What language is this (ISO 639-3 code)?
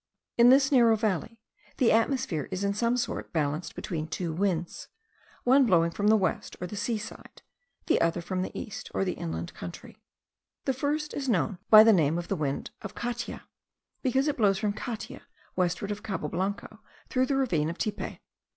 eng